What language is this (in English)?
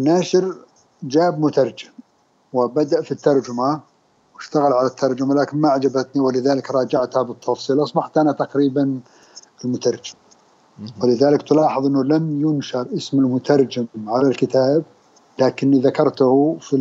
Arabic